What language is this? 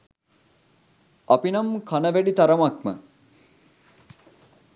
Sinhala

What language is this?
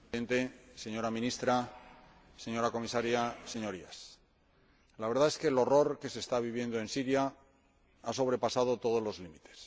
Spanish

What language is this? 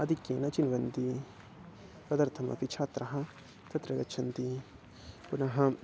Sanskrit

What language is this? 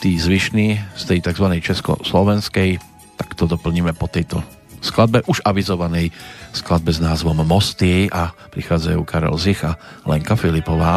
Slovak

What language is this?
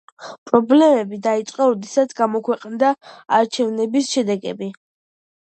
Georgian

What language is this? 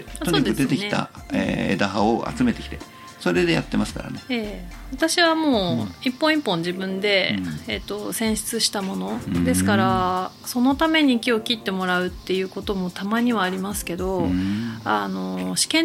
Japanese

